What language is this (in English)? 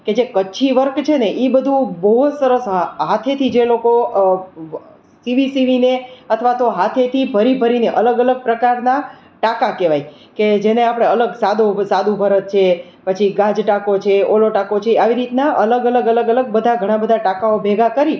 Gujarati